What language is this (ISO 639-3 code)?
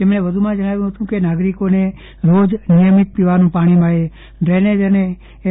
guj